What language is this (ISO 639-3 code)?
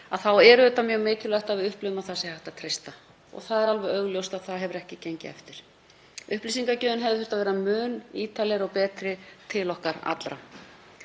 isl